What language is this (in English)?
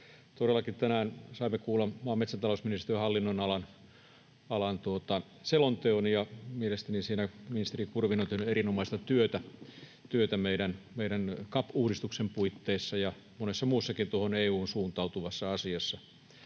Finnish